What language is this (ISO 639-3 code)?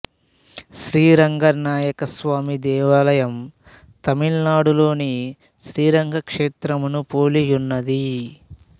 tel